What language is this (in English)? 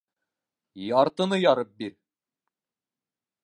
Bashkir